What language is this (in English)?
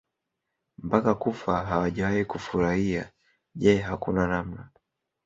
Swahili